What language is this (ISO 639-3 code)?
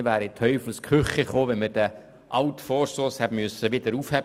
gsw